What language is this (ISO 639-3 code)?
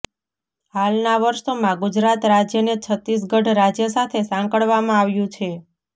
guj